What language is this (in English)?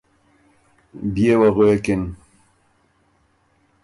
Ormuri